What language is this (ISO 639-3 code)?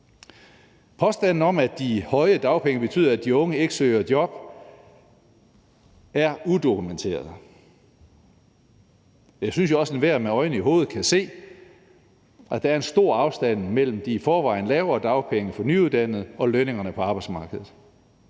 dan